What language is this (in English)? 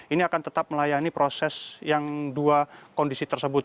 Indonesian